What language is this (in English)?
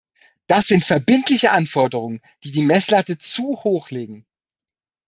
German